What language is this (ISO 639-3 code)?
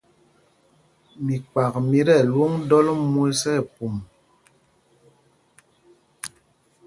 mgg